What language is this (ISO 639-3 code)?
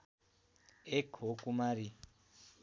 nep